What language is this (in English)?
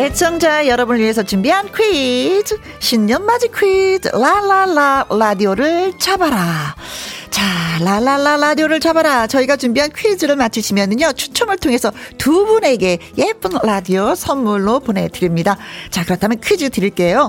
Korean